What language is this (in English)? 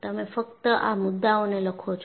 Gujarati